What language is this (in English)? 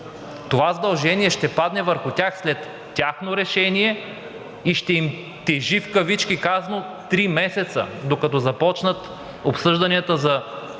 Bulgarian